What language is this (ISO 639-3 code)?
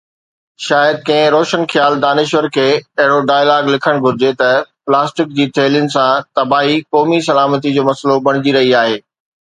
snd